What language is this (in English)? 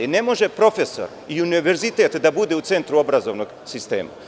Serbian